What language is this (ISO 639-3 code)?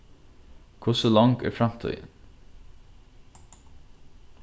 fao